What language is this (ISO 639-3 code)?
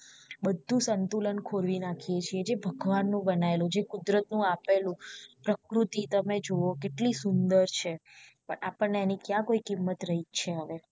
guj